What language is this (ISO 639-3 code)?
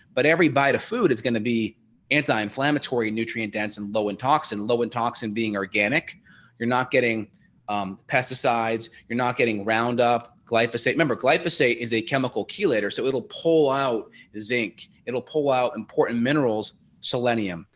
eng